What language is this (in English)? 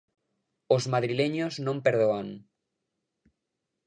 Galician